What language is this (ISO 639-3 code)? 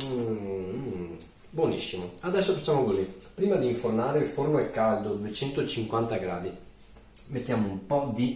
ita